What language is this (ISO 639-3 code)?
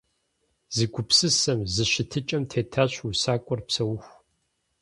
kbd